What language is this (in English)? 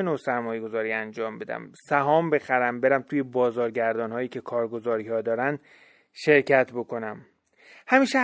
Persian